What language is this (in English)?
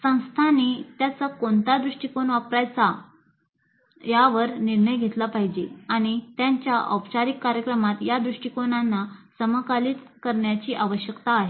Marathi